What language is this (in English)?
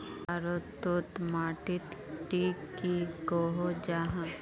Magahi